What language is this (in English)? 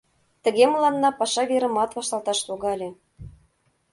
Mari